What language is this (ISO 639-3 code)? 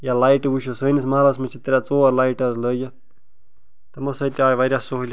kas